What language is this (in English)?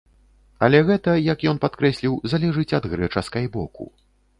Belarusian